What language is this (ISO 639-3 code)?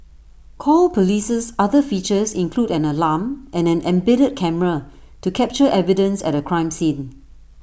eng